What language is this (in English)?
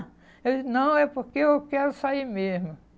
Portuguese